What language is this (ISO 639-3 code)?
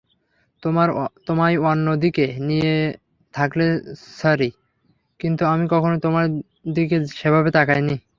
ben